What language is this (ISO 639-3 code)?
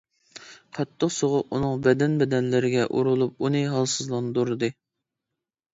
uig